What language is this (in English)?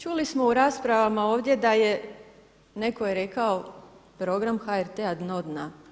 Croatian